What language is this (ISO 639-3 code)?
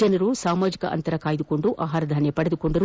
kan